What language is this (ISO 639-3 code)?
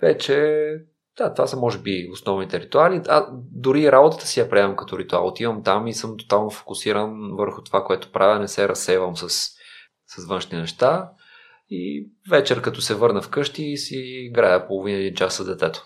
bul